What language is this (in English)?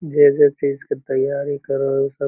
Magahi